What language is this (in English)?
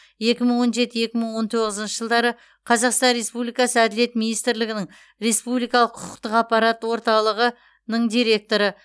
Kazakh